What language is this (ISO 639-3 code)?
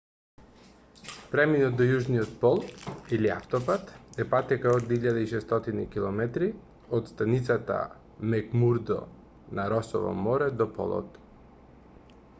mkd